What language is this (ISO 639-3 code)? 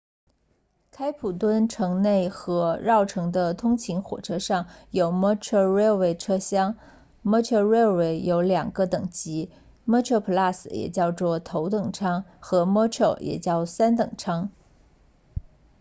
zho